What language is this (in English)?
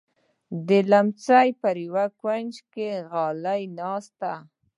Pashto